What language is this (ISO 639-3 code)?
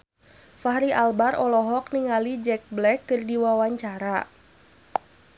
sun